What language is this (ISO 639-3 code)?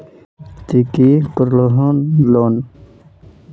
mag